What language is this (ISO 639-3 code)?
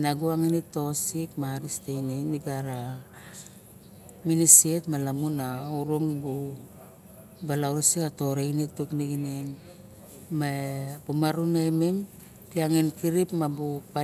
bjk